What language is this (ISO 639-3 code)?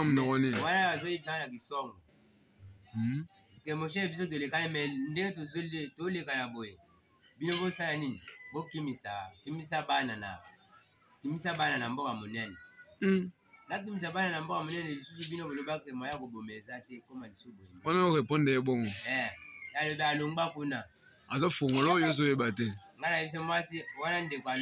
fra